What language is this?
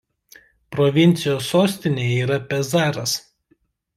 Lithuanian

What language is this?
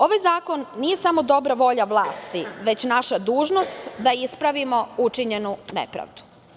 Serbian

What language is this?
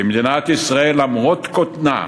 Hebrew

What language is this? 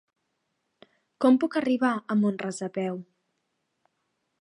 Catalan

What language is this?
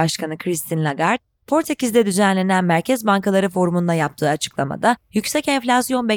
Turkish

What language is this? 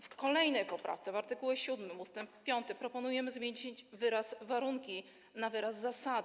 Polish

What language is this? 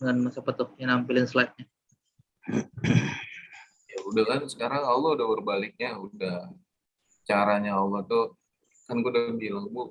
Indonesian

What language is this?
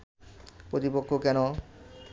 Bangla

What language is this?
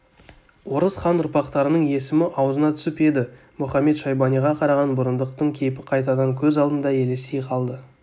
Kazakh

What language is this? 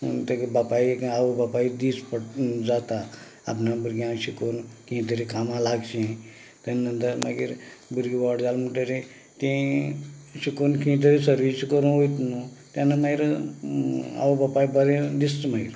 Konkani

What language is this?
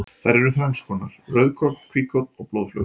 Icelandic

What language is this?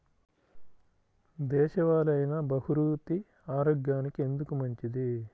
Telugu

